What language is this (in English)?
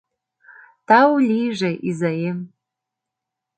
Mari